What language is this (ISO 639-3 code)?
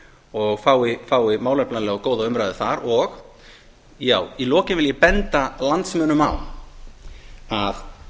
isl